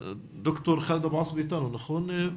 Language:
Hebrew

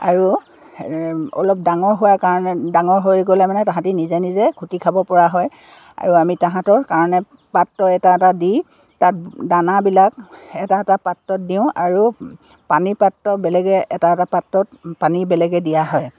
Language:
Assamese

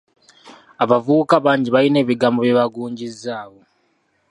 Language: Ganda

